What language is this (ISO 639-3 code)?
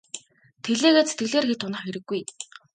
mon